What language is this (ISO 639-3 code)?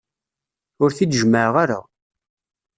kab